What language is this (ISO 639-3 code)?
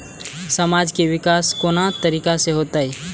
mai